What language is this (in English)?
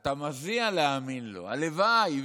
Hebrew